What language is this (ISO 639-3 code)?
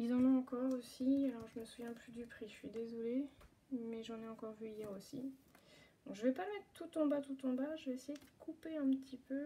fra